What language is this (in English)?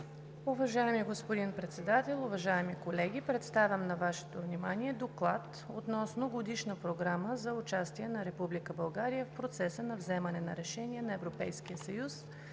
Bulgarian